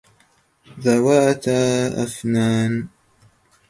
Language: Arabic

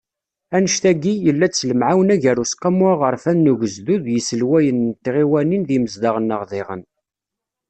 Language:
Kabyle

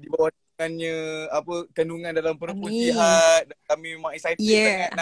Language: Malay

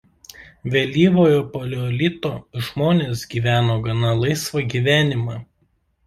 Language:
Lithuanian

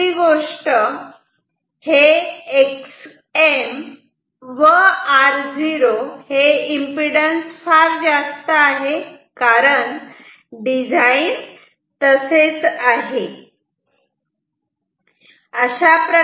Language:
Marathi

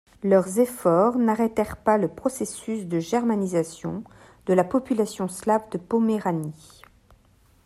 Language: French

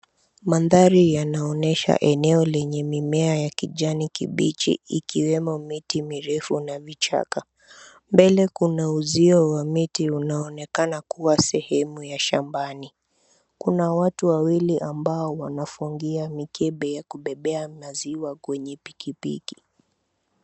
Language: Swahili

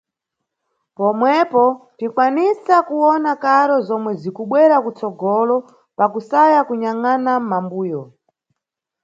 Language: Nyungwe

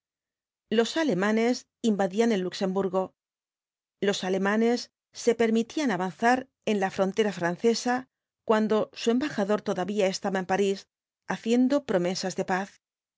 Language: Spanish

